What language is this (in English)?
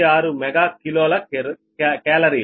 Telugu